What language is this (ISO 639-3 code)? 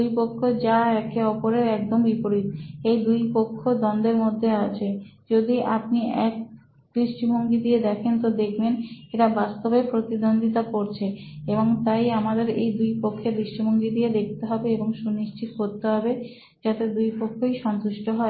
ben